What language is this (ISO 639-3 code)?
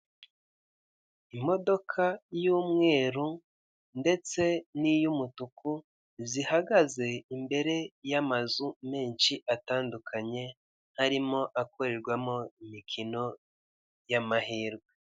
kin